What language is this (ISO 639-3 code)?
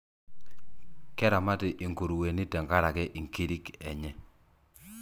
mas